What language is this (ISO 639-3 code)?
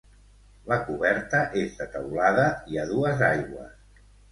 cat